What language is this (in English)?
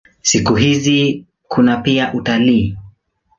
Swahili